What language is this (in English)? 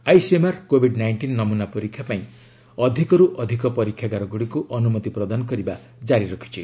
Odia